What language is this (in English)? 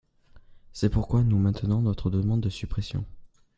French